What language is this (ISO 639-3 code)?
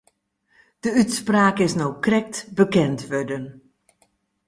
fry